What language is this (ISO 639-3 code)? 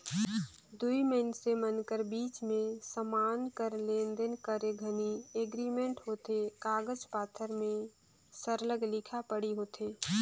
hne